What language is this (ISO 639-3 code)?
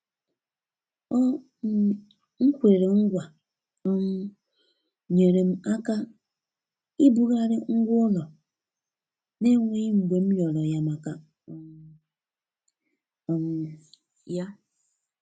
ibo